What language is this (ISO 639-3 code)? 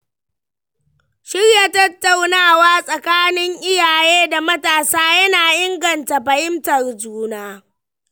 hau